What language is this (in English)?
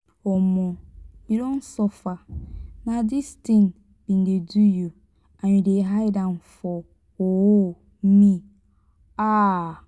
Nigerian Pidgin